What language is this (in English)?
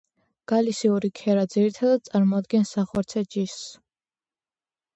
Georgian